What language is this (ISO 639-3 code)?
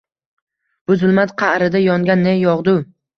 uzb